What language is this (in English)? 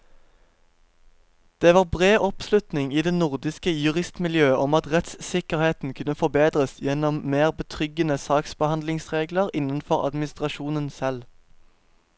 Norwegian